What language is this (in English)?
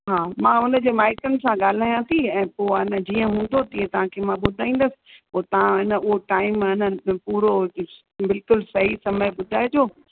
Sindhi